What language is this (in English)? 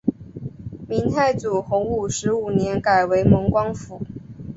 Chinese